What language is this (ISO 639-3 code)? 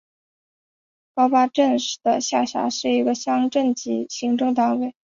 zho